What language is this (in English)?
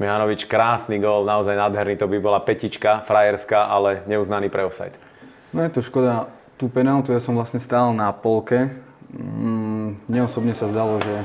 Slovak